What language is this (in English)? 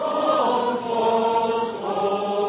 Norwegian Nynorsk